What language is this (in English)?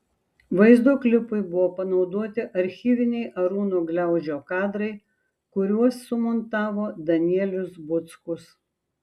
Lithuanian